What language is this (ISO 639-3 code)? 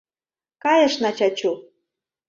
chm